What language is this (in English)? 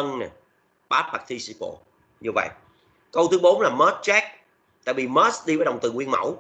Vietnamese